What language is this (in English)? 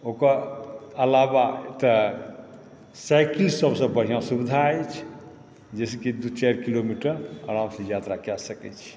Maithili